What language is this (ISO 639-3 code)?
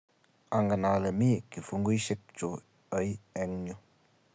kln